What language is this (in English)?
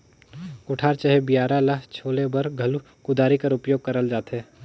Chhattisgarhi